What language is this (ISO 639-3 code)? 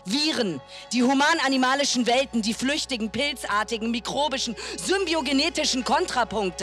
deu